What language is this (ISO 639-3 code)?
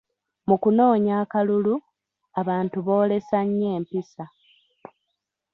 lug